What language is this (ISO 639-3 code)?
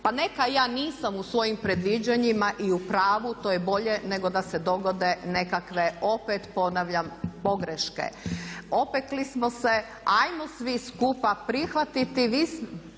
hrv